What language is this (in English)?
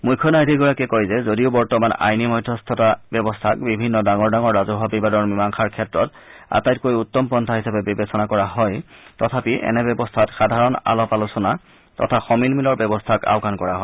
Assamese